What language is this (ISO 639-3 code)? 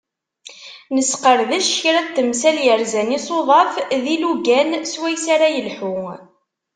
kab